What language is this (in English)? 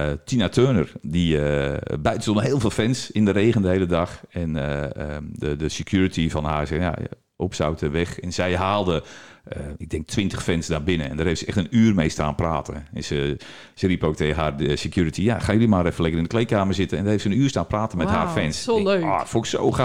Dutch